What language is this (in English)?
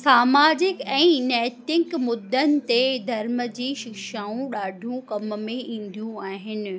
Sindhi